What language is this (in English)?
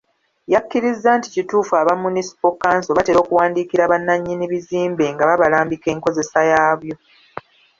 Ganda